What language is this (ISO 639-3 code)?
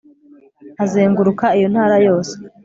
kin